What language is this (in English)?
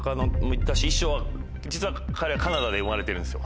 Japanese